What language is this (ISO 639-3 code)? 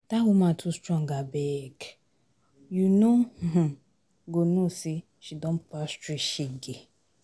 pcm